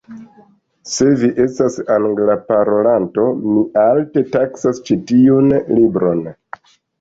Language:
Esperanto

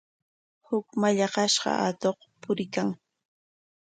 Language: Corongo Ancash Quechua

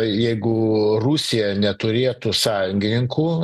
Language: Lithuanian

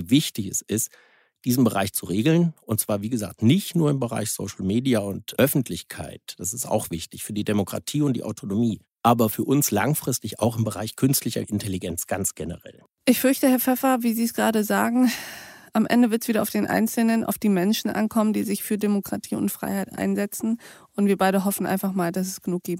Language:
German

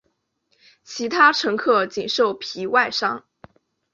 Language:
Chinese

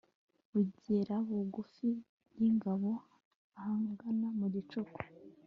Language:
Kinyarwanda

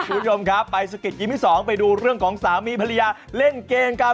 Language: Thai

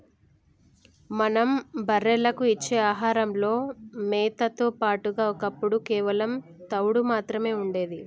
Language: Telugu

